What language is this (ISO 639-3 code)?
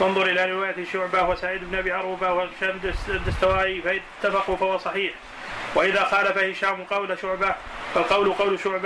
ara